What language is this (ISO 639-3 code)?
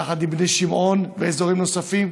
heb